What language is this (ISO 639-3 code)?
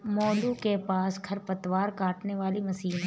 hin